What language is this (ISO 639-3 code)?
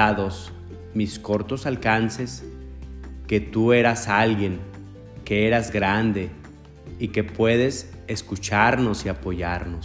spa